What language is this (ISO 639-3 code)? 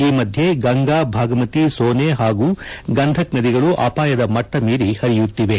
kan